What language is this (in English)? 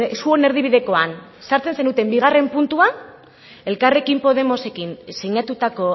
Basque